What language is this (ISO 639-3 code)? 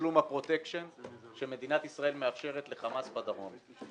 heb